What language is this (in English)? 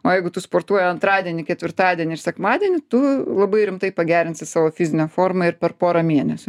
Lithuanian